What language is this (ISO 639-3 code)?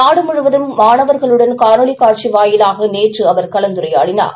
tam